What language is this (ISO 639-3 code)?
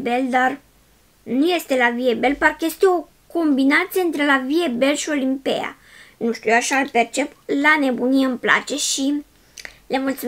ron